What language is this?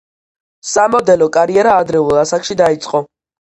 Georgian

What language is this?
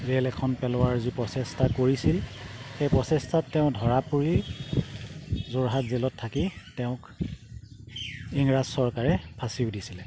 Assamese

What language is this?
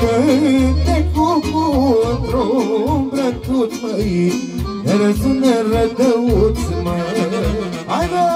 Romanian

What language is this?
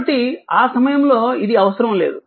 Telugu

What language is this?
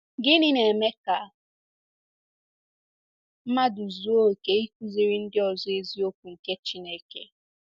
Igbo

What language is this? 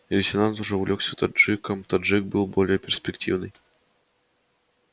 Russian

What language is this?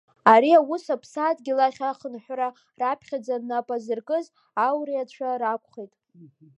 Abkhazian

